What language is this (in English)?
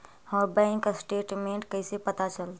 Magahi